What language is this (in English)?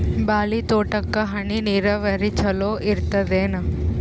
Kannada